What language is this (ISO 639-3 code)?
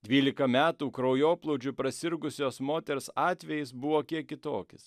lit